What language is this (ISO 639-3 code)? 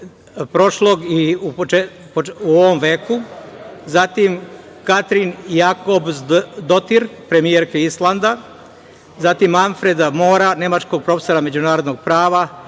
srp